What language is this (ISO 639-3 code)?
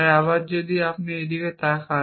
ben